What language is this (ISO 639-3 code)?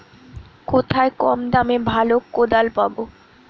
ben